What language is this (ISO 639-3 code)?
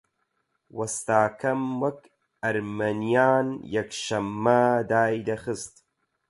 ckb